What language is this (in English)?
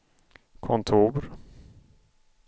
Swedish